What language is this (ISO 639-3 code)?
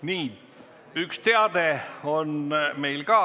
est